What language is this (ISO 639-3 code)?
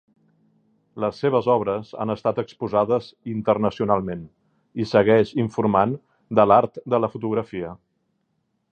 cat